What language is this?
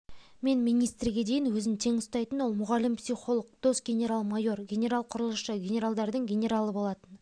Kazakh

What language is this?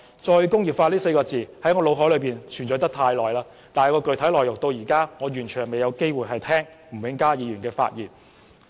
Cantonese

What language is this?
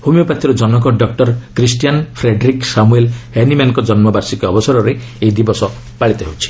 Odia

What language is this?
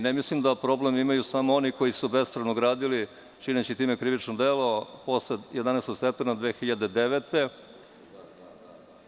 Serbian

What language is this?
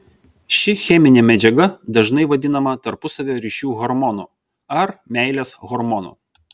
Lithuanian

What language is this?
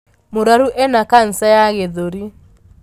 Kikuyu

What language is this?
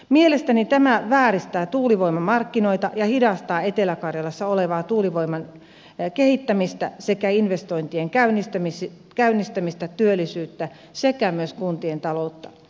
Finnish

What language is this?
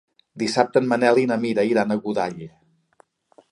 Catalan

